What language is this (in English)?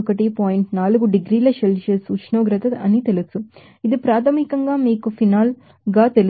Telugu